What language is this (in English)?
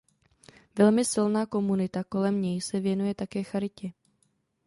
Czech